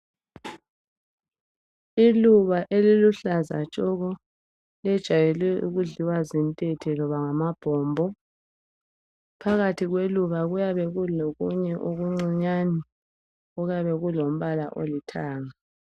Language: North Ndebele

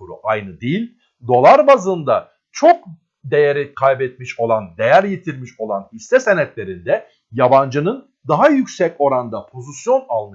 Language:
Turkish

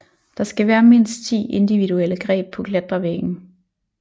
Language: Danish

